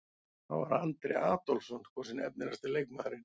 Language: Icelandic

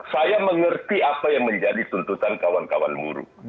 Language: Indonesian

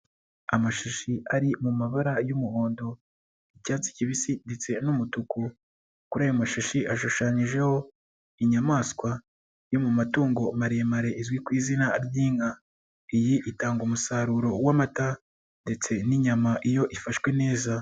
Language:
Kinyarwanda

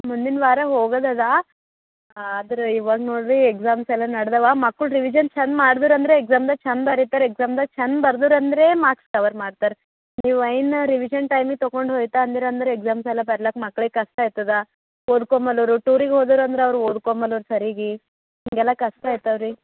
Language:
Kannada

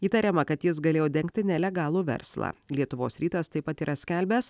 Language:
Lithuanian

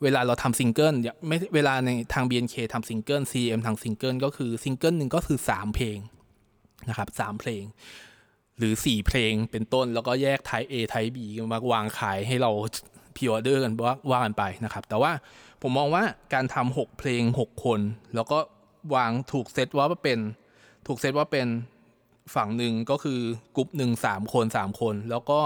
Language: Thai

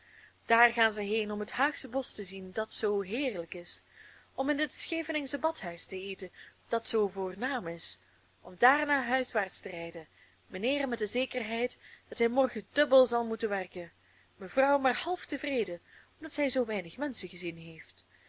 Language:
Dutch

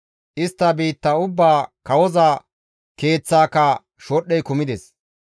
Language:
Gamo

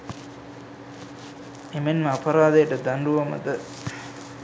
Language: Sinhala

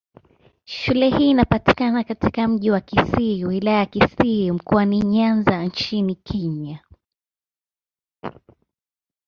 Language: Swahili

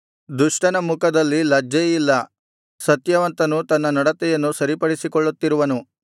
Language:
Kannada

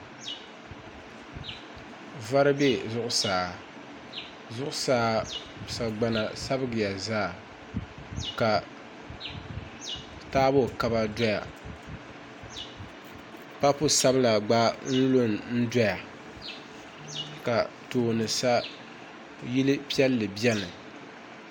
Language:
Dagbani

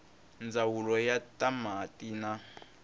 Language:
Tsonga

